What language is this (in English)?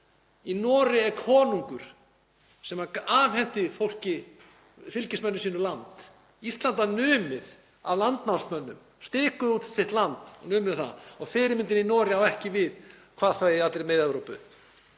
Icelandic